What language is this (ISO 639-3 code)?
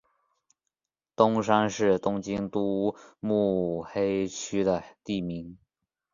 zho